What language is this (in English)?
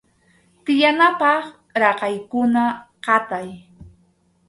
Arequipa-La Unión Quechua